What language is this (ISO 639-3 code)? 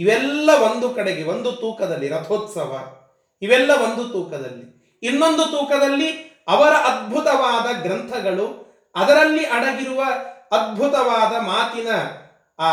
kan